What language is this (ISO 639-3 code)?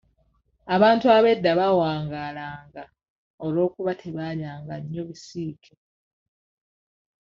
lug